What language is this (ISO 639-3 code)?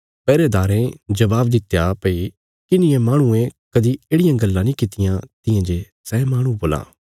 kfs